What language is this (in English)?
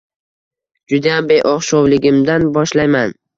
Uzbek